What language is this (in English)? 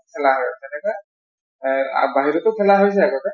Assamese